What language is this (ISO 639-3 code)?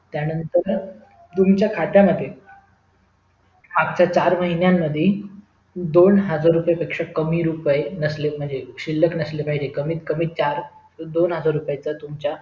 mar